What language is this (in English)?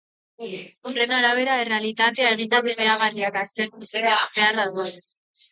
Basque